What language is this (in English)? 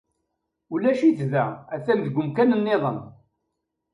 Kabyle